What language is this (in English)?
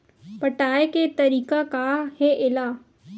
Chhattisgarhi